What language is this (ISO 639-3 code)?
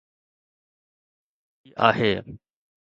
snd